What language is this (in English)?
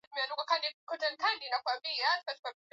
Swahili